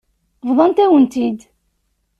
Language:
Kabyle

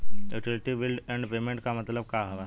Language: Bhojpuri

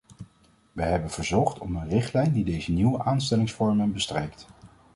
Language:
Dutch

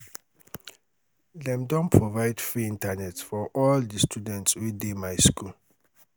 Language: Nigerian Pidgin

